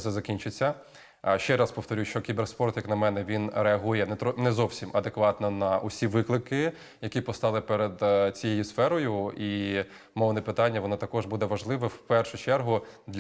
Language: Ukrainian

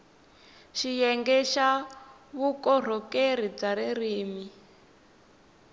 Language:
Tsonga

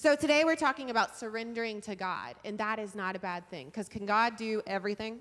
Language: English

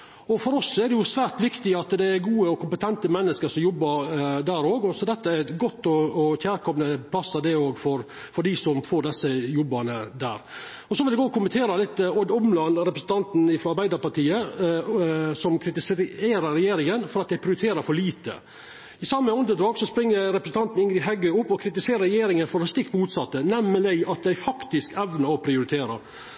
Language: Norwegian Nynorsk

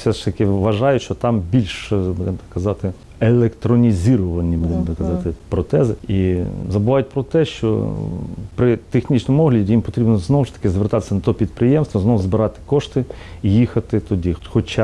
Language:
Ukrainian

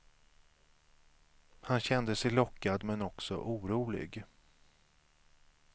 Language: Swedish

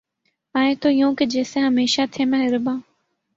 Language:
Urdu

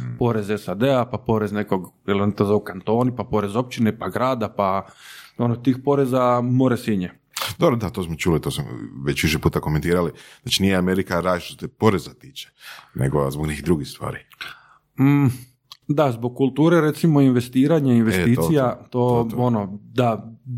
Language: Croatian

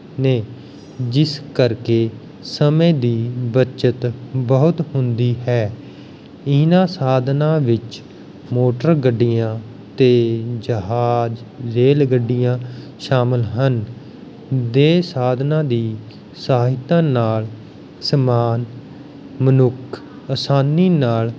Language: Punjabi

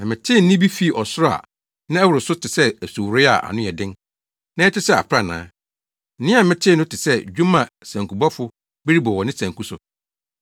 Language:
Akan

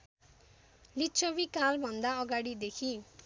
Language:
Nepali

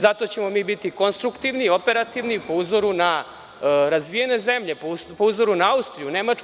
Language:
Serbian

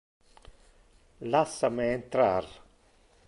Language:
Interlingua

